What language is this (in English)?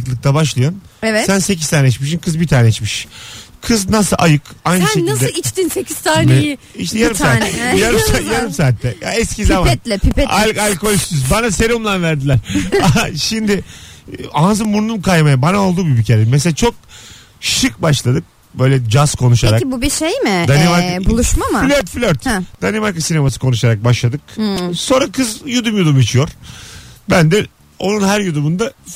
Turkish